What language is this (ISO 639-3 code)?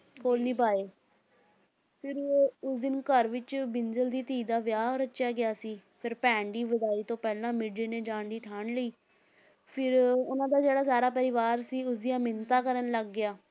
pan